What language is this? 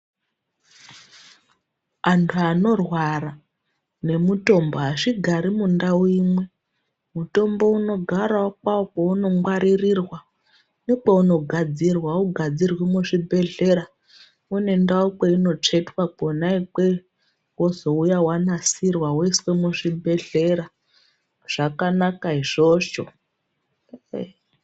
Ndau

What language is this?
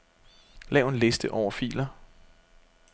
Danish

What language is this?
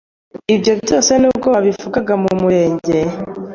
Kinyarwanda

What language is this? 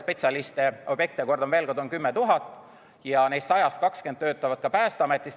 Estonian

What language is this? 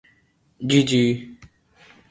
Urdu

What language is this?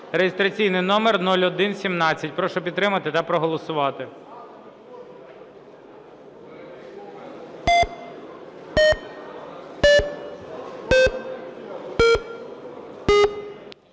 Ukrainian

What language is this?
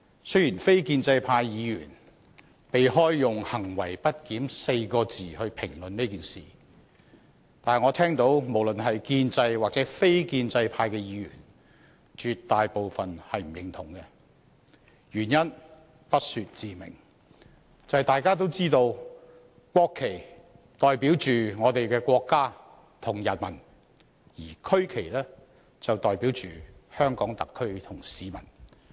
Cantonese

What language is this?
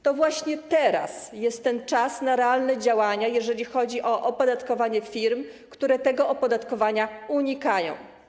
Polish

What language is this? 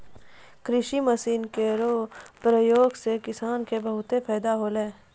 Maithili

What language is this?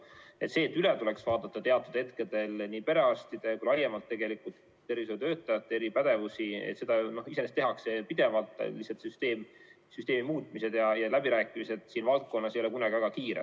Estonian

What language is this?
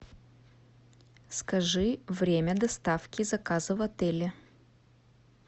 Russian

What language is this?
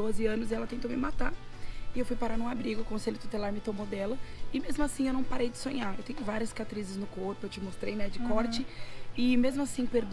Portuguese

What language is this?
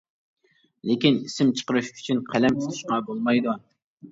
Uyghur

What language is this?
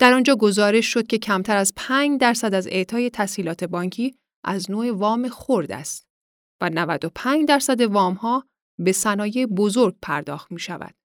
Persian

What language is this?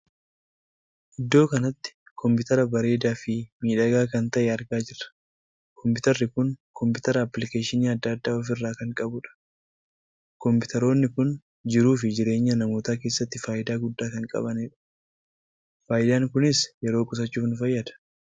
Oromo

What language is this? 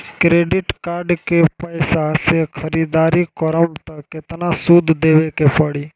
Bhojpuri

